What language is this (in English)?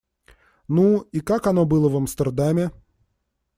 Russian